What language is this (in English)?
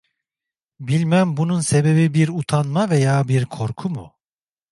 Turkish